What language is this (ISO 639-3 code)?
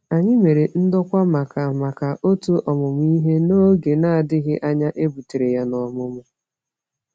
ibo